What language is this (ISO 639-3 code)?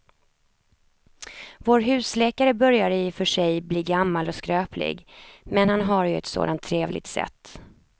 swe